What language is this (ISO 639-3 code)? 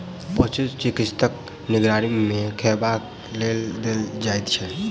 mai